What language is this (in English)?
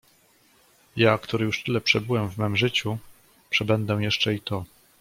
Polish